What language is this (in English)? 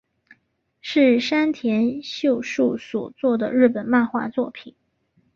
Chinese